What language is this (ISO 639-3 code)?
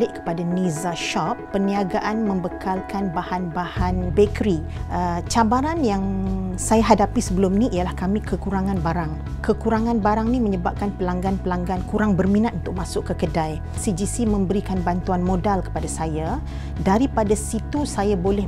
msa